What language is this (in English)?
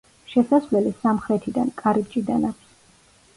Georgian